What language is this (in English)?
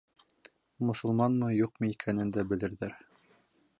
Bashkir